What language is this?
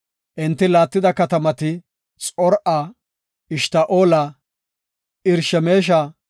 Gofa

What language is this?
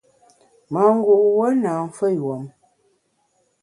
Bamun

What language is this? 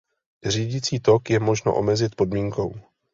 Czech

